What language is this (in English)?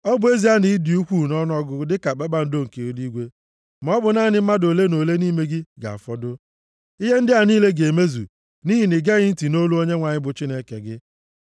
Igbo